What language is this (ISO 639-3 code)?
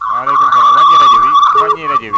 wol